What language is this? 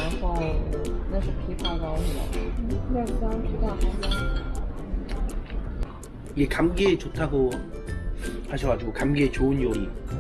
Korean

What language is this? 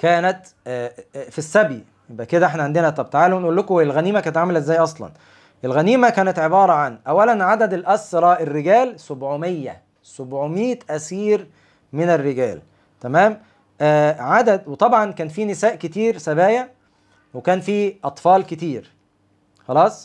Arabic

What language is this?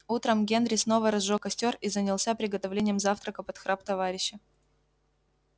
Russian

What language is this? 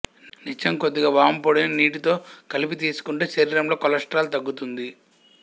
Telugu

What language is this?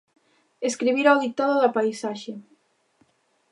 Galician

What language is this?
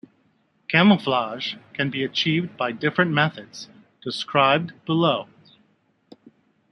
English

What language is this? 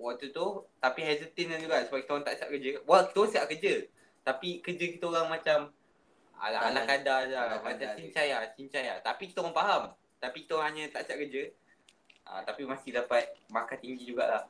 Malay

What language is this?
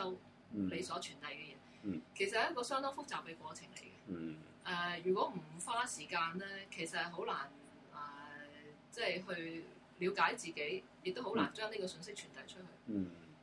Chinese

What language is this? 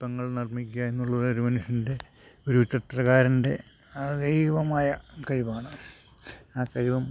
Malayalam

